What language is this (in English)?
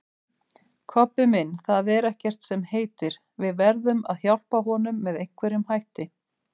Icelandic